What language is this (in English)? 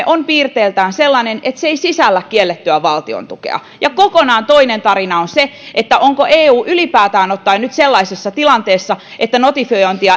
Finnish